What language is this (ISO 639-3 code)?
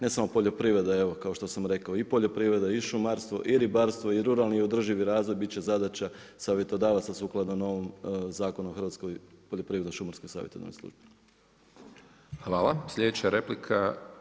hrv